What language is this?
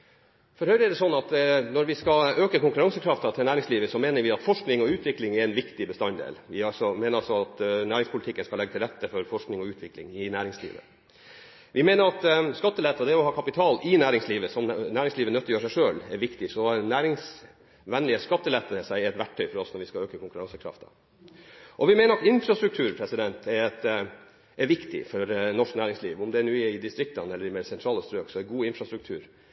Norwegian Bokmål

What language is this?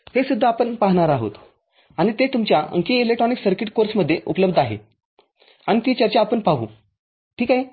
Marathi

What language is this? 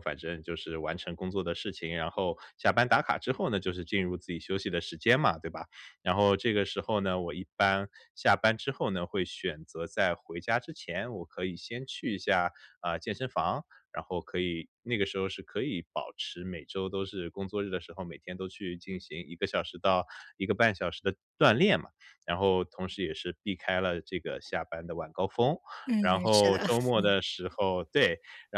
Chinese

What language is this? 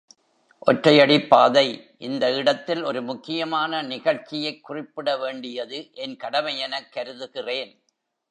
Tamil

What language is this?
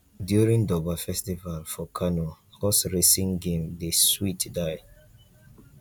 Nigerian Pidgin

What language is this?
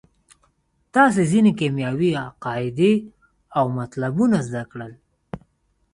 Pashto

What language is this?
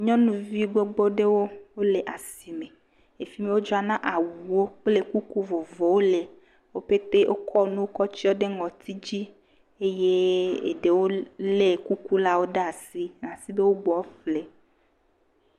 Ewe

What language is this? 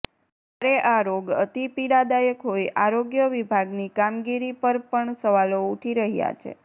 Gujarati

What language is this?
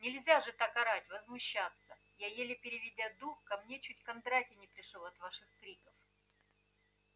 Russian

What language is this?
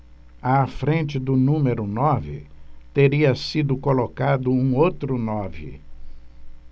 Portuguese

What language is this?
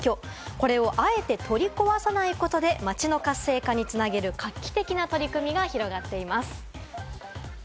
Japanese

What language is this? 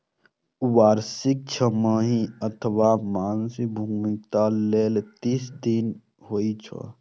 Maithili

